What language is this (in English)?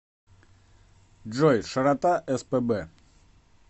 Russian